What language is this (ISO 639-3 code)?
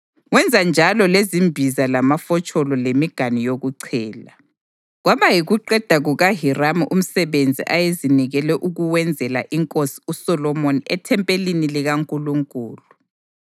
nde